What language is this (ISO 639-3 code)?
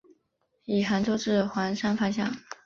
zho